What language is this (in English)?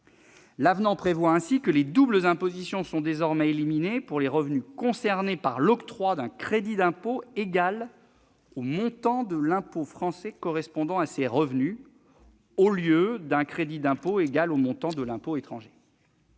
French